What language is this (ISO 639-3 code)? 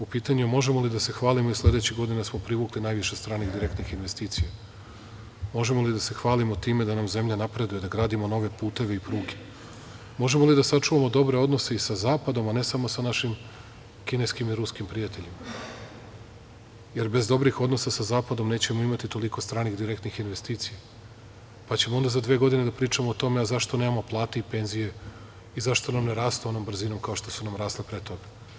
srp